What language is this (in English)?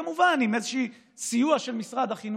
Hebrew